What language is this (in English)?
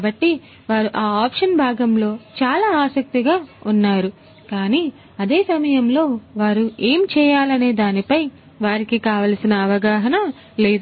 Telugu